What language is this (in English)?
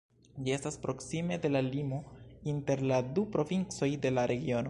Esperanto